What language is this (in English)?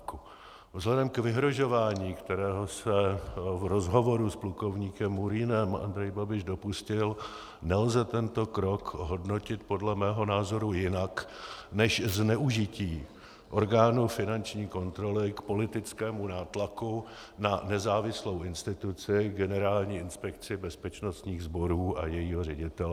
Czech